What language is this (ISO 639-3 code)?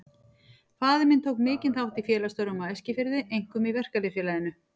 isl